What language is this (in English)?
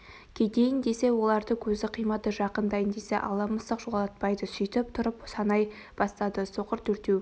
Kazakh